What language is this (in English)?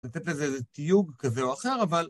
Hebrew